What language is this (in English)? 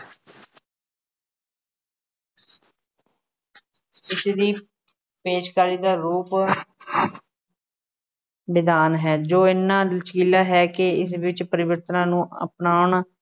Punjabi